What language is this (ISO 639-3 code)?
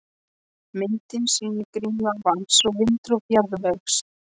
isl